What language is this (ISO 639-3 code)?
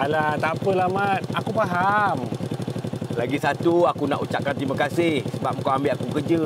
msa